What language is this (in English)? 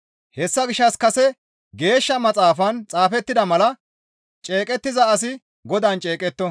Gamo